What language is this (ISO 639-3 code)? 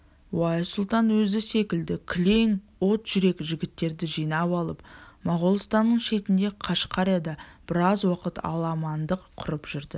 kaz